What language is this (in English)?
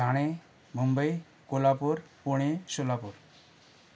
Sindhi